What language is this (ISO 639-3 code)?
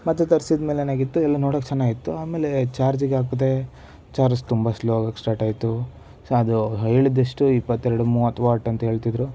kan